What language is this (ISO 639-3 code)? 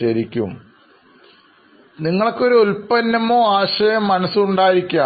mal